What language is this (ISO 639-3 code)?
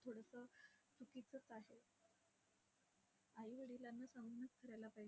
mar